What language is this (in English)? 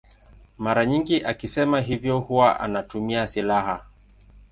Swahili